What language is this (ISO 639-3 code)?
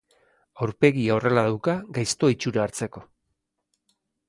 eus